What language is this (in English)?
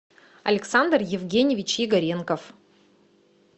Russian